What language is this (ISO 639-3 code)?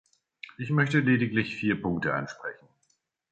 deu